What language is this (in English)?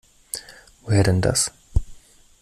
German